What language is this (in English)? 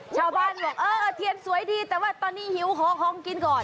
Thai